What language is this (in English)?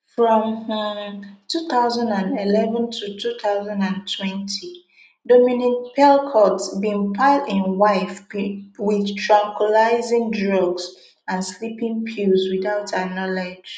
Nigerian Pidgin